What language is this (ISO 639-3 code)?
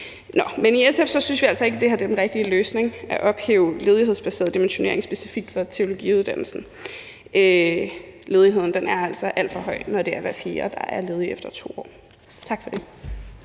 dan